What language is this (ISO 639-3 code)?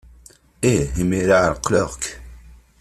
kab